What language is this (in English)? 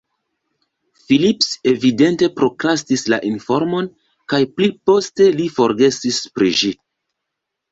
Esperanto